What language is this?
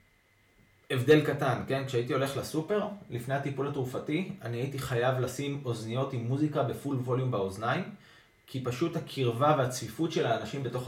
Hebrew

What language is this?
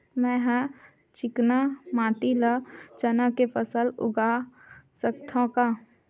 Chhattisgarhi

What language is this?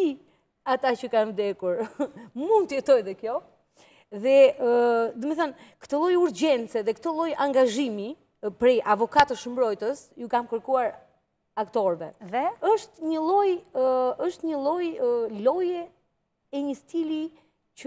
Romanian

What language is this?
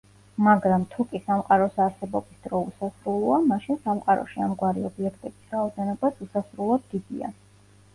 Georgian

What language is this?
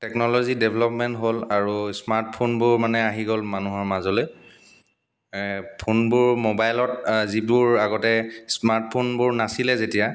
Assamese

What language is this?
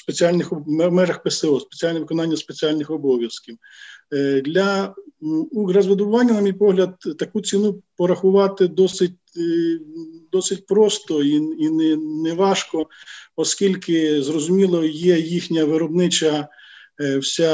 Ukrainian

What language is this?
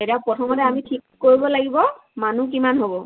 Assamese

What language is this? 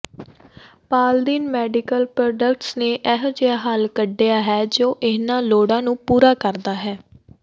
Punjabi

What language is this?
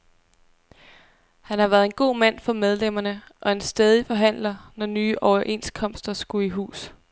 Danish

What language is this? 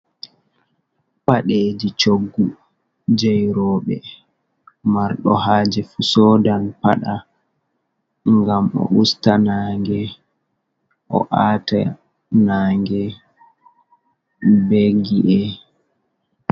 Fula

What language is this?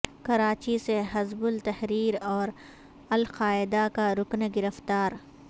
Urdu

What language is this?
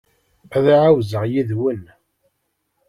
Kabyle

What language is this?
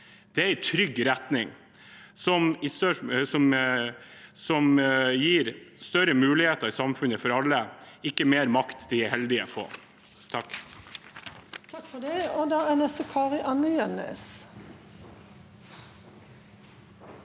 Norwegian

